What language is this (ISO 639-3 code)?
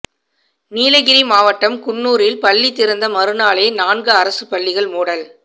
tam